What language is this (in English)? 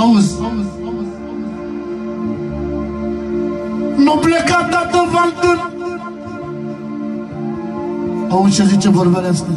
Romanian